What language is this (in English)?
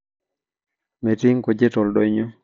Masai